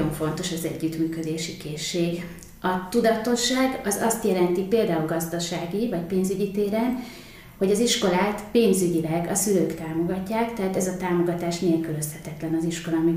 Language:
Hungarian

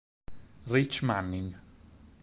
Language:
Italian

